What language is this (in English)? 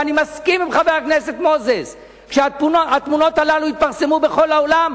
Hebrew